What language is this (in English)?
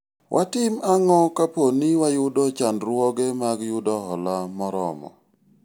Luo (Kenya and Tanzania)